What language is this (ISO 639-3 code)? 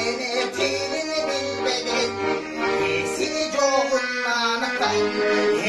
ind